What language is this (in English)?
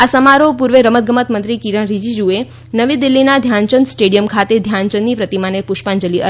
Gujarati